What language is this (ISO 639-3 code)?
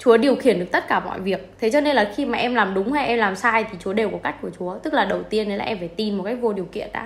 vie